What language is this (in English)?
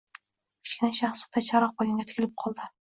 Uzbek